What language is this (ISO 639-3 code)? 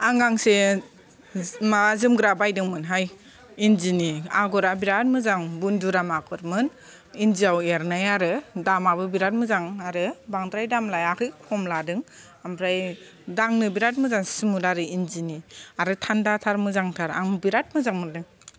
brx